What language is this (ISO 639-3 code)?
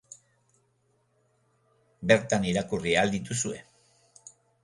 eus